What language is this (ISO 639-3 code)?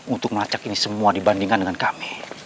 ind